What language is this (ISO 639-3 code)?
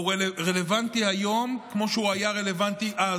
heb